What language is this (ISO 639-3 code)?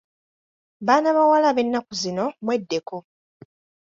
lug